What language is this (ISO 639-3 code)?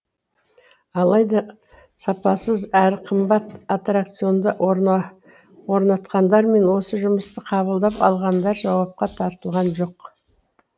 kaz